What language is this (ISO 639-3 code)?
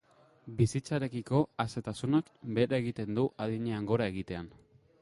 eus